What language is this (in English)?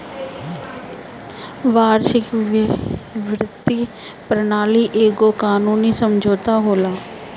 Bhojpuri